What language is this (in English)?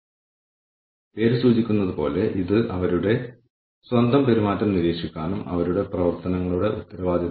Malayalam